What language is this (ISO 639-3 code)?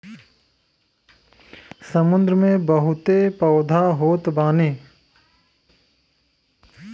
bho